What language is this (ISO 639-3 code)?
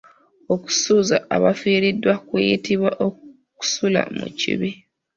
lug